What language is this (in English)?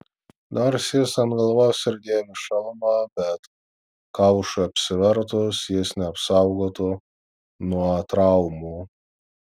Lithuanian